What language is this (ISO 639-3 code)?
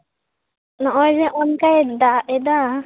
sat